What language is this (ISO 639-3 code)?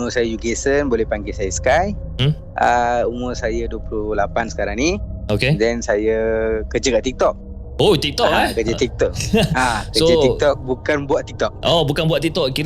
msa